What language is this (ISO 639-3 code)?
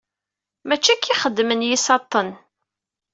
kab